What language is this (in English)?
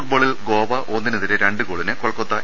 Malayalam